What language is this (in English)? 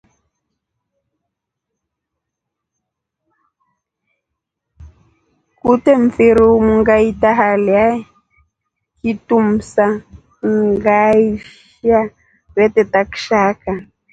Rombo